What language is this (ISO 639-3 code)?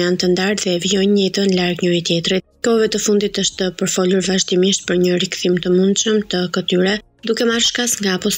ron